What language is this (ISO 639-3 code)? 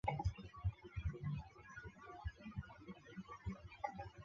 zho